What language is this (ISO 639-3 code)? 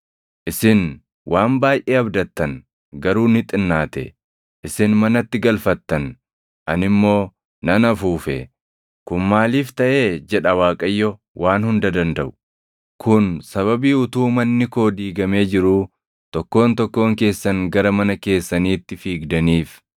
orm